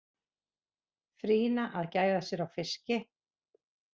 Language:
Icelandic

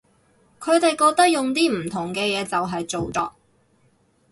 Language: Cantonese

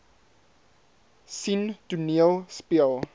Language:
Afrikaans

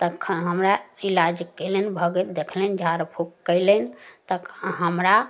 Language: Maithili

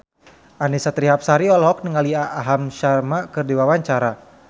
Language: Sundanese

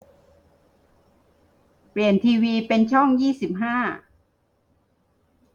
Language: Thai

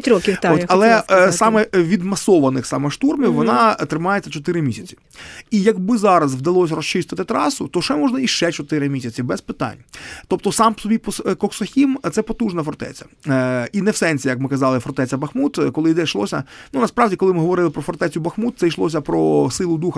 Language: Ukrainian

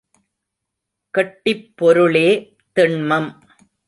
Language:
Tamil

